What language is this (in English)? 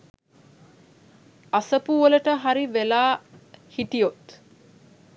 Sinhala